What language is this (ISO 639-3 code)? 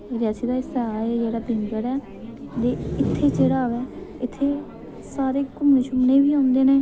doi